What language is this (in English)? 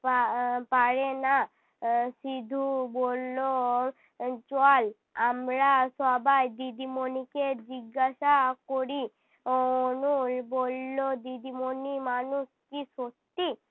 Bangla